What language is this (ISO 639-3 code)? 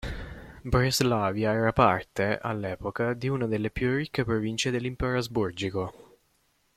ita